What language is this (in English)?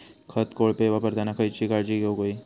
Marathi